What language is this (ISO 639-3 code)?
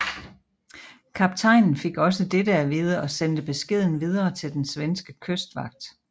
dan